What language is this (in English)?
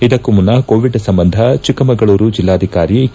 Kannada